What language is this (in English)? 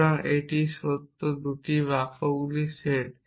Bangla